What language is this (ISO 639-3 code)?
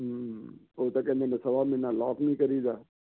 pan